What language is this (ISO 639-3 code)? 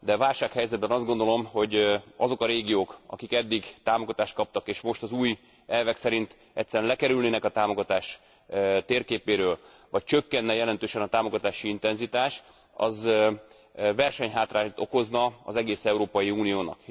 hun